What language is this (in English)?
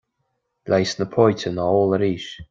Irish